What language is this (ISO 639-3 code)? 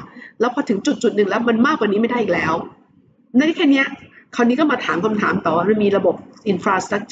tha